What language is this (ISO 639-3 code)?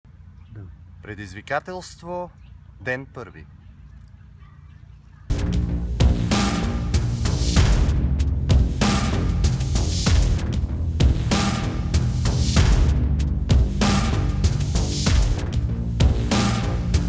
bul